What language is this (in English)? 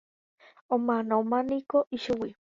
Guarani